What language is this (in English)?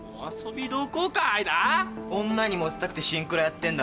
Japanese